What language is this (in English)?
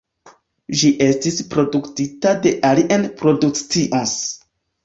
Esperanto